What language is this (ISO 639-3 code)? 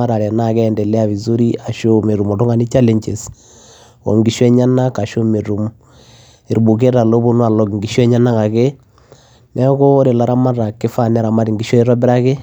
mas